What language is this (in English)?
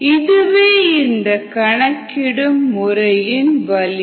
Tamil